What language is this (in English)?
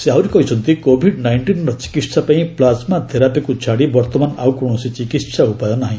Odia